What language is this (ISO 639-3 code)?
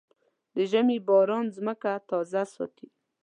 pus